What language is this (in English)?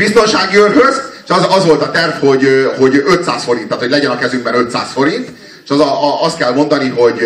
Hungarian